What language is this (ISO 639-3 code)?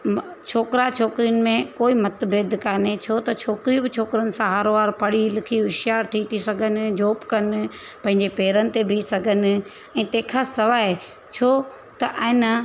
snd